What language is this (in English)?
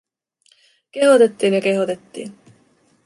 Finnish